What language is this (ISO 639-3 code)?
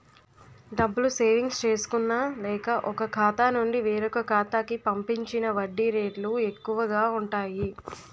tel